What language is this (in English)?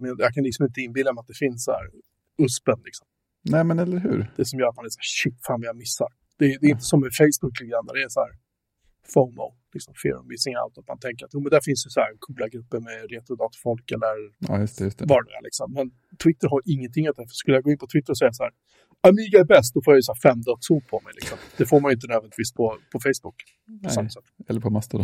Swedish